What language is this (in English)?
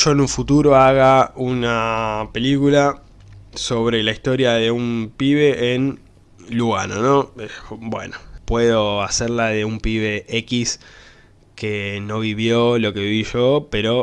Spanish